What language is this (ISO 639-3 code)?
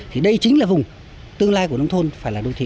vie